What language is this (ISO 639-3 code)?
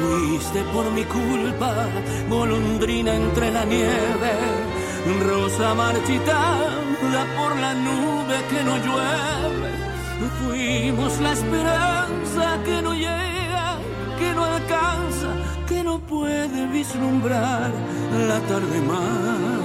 spa